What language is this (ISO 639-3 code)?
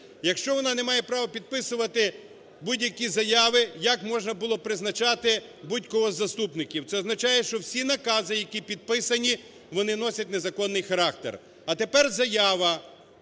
ukr